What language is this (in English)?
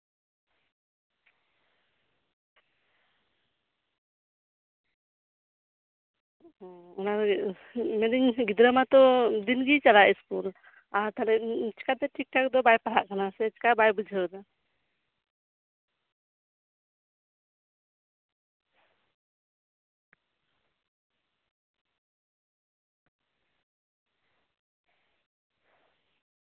Santali